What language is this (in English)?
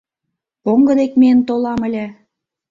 Mari